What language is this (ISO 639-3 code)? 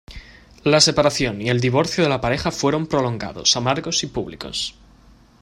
spa